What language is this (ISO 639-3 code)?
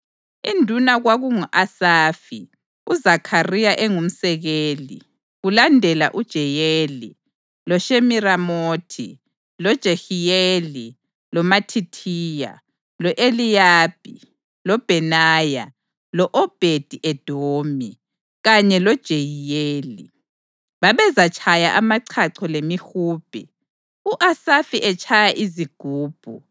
nde